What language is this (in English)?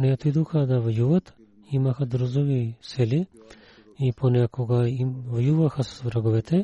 Bulgarian